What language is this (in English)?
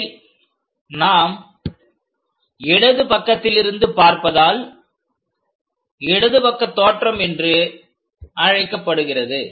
Tamil